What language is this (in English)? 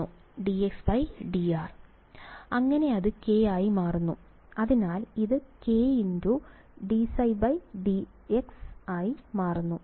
Malayalam